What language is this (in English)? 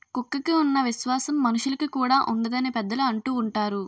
Telugu